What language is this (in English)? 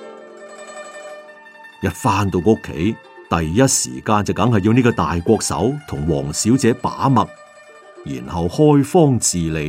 Chinese